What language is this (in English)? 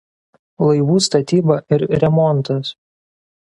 Lithuanian